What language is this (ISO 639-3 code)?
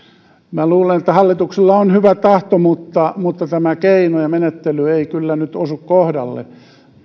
fin